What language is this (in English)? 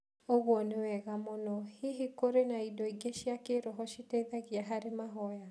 Kikuyu